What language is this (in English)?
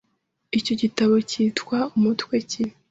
Kinyarwanda